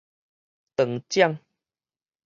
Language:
Min Nan Chinese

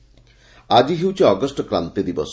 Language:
Odia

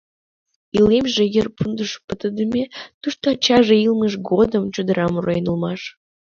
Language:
Mari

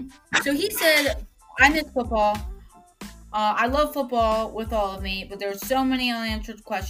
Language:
English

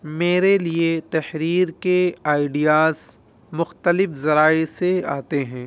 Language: Urdu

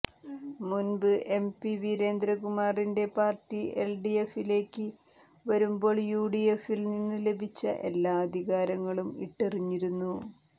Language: Malayalam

